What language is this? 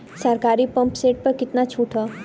Bhojpuri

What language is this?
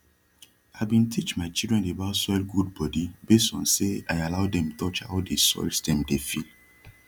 Nigerian Pidgin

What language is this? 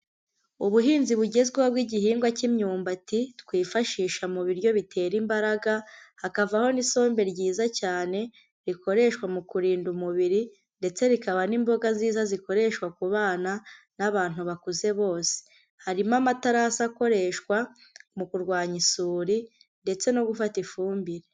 Kinyarwanda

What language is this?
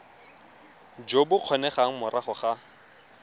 Tswana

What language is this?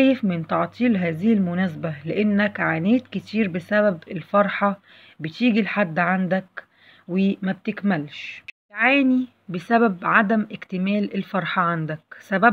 Arabic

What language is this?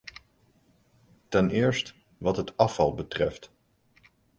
Dutch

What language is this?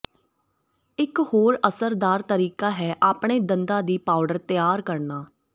Punjabi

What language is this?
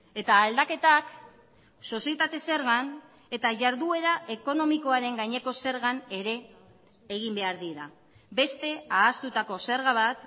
Basque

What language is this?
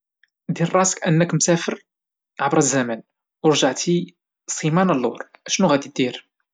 Moroccan Arabic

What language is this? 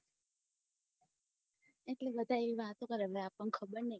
Gujarati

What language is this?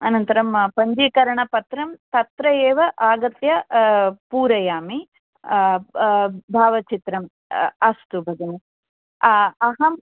Sanskrit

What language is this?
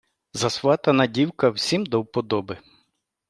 Ukrainian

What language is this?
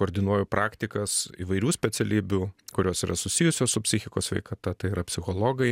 Lithuanian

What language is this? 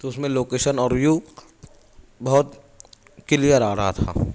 Urdu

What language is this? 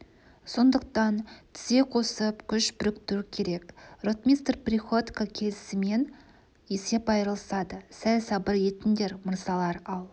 Kazakh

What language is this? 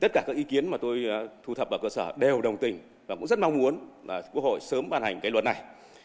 Vietnamese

